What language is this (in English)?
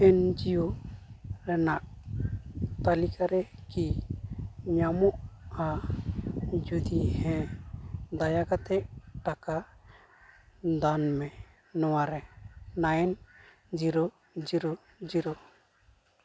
Santali